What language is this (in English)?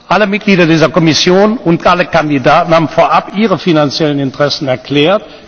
German